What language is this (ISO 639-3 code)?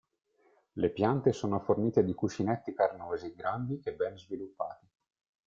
ita